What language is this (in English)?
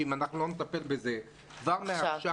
Hebrew